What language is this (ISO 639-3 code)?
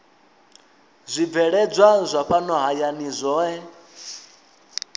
ven